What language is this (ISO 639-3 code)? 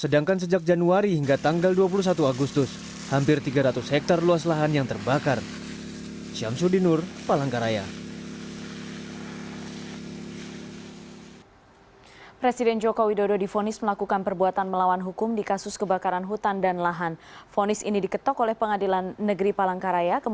ind